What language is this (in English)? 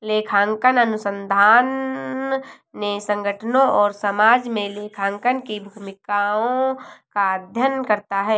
Hindi